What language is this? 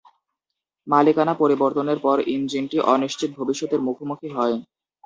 Bangla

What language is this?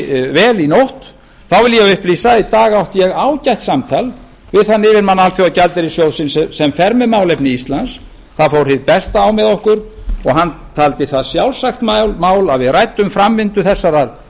Icelandic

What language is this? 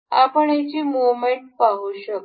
Marathi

